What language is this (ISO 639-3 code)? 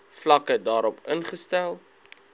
afr